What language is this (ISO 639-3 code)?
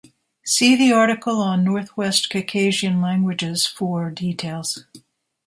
eng